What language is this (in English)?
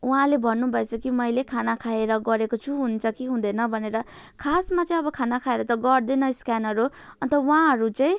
Nepali